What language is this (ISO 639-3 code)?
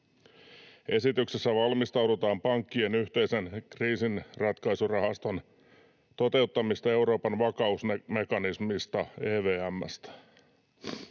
fin